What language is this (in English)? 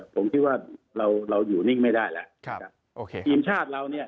Thai